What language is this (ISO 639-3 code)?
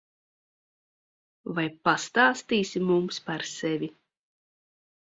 lav